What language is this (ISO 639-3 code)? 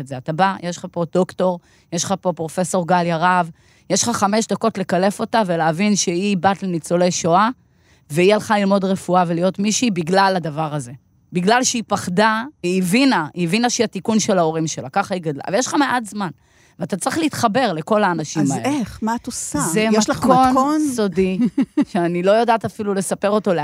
heb